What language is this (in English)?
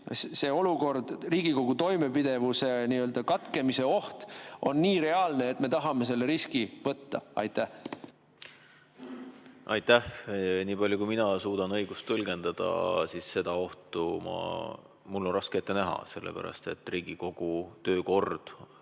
Estonian